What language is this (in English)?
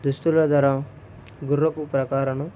Telugu